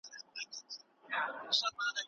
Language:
Pashto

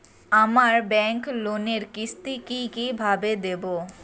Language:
Bangla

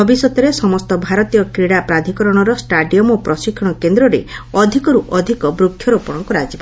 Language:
Odia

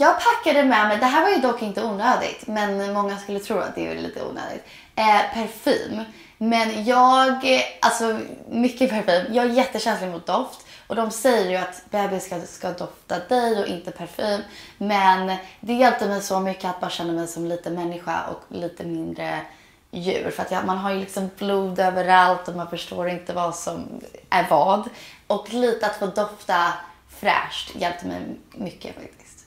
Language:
Swedish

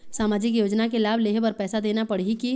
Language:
Chhattisgarhi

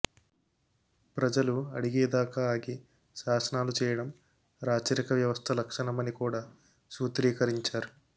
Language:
Telugu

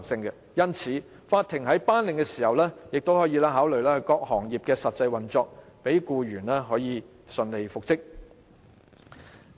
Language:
Cantonese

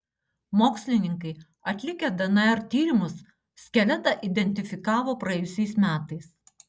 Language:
Lithuanian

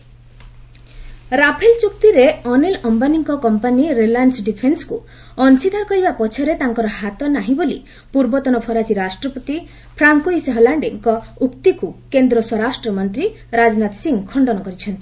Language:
Odia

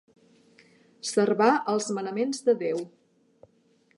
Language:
Catalan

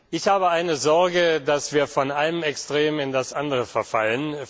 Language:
German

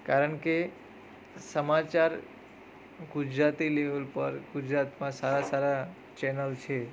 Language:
Gujarati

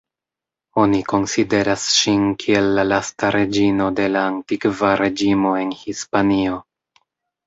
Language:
Esperanto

